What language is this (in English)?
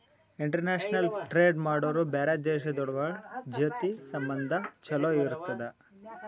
Kannada